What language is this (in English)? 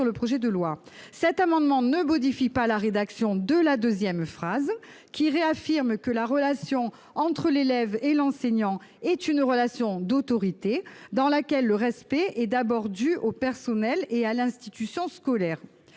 French